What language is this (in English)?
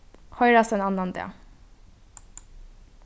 Faroese